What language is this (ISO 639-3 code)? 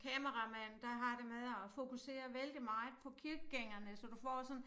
dan